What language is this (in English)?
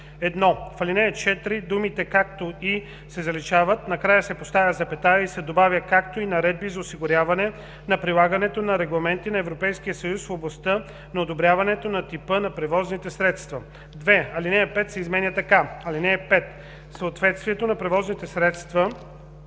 Bulgarian